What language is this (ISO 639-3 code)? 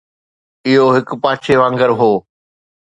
snd